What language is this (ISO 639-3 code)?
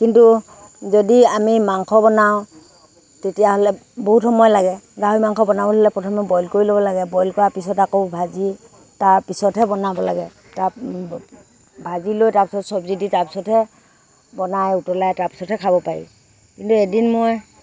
asm